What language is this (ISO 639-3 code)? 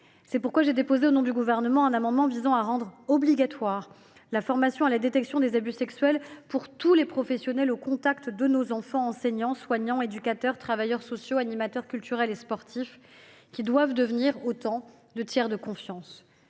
fra